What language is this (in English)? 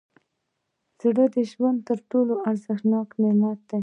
Pashto